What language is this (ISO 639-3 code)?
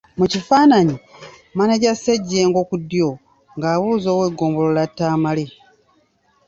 lug